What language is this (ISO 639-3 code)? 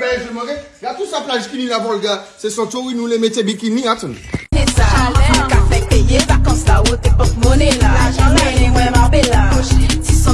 fra